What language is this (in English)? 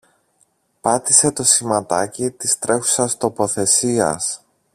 Greek